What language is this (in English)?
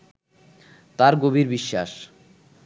Bangla